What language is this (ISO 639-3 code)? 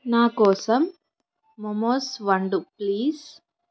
tel